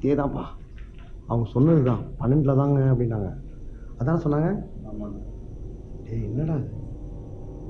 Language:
Tamil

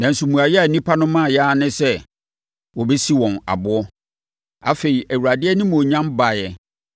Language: Akan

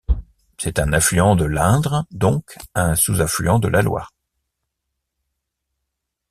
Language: French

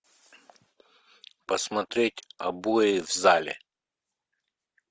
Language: Russian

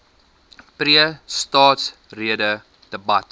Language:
Afrikaans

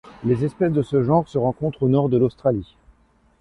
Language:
French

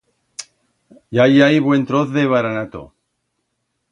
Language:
Aragonese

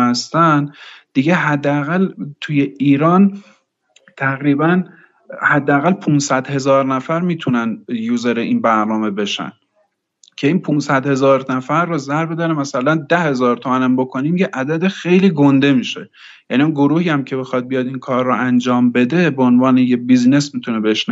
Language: Persian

